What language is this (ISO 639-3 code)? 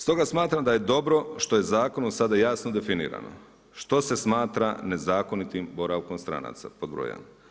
hrv